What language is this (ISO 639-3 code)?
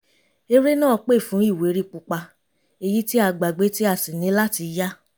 yor